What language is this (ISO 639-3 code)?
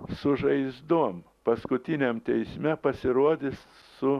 lit